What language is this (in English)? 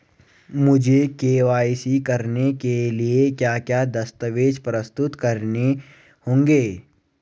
Hindi